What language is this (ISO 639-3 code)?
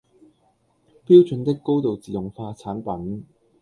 yue